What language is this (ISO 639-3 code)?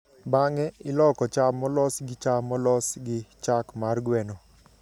luo